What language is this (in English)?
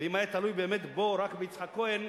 Hebrew